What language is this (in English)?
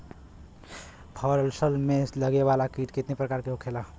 Bhojpuri